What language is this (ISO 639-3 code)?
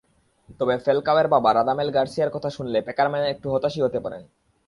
ben